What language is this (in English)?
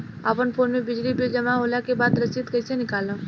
Bhojpuri